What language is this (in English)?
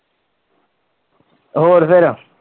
Punjabi